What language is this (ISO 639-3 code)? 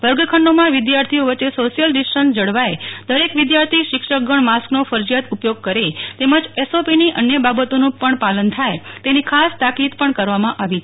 guj